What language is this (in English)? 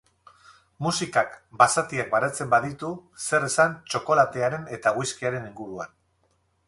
Basque